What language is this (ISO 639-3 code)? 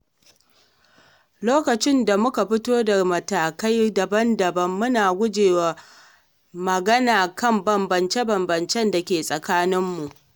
hau